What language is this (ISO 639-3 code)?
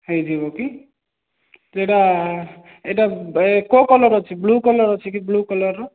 ori